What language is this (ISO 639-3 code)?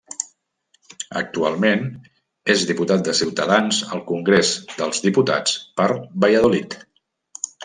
cat